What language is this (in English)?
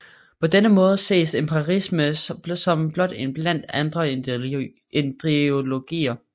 Danish